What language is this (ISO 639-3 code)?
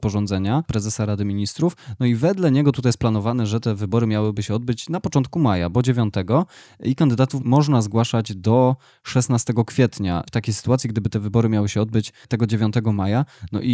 pol